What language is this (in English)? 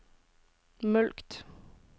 Norwegian